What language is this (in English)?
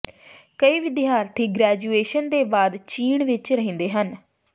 Punjabi